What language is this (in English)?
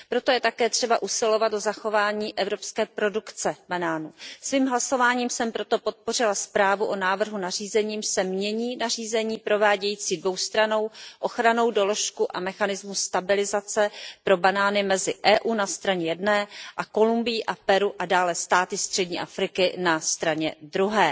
Czech